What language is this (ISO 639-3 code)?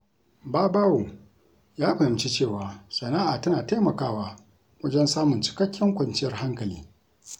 hau